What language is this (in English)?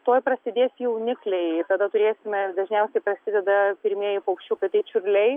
Lithuanian